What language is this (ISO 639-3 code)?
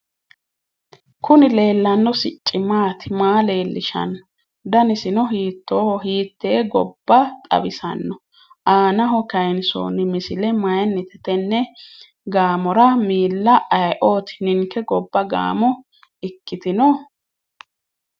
sid